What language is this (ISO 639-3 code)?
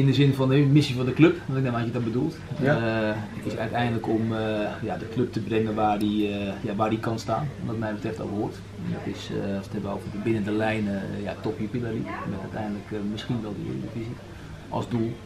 nld